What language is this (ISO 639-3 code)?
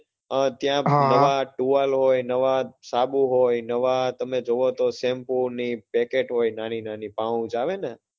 guj